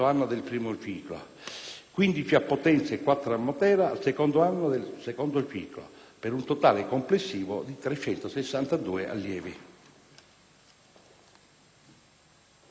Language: Italian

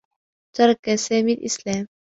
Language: Arabic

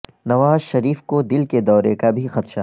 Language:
Urdu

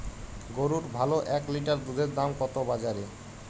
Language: Bangla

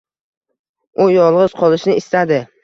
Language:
Uzbek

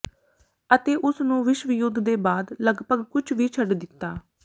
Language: Punjabi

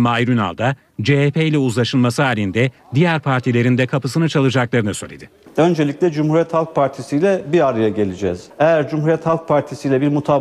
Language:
Turkish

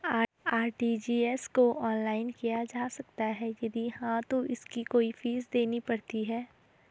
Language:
Hindi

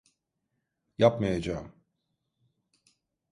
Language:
Turkish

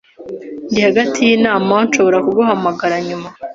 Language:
Kinyarwanda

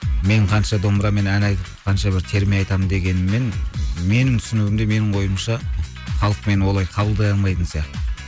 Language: Kazakh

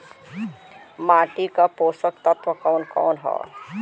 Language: Bhojpuri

